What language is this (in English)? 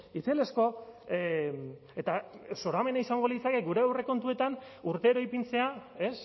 Basque